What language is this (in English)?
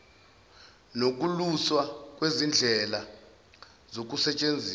Zulu